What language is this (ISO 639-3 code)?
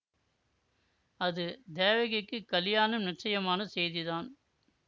tam